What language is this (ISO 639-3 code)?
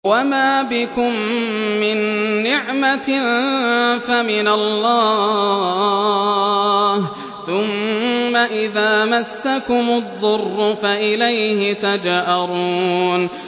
ara